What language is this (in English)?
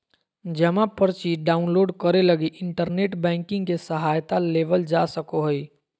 Magahi